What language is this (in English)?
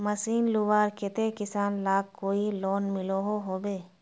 Magahi